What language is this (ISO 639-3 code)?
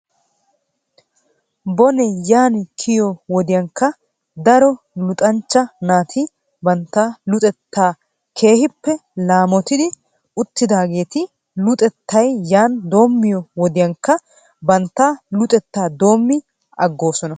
wal